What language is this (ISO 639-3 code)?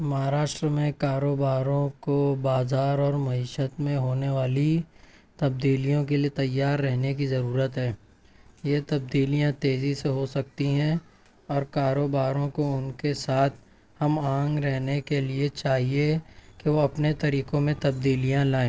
urd